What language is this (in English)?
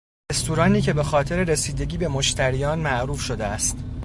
Persian